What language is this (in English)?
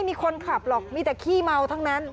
Thai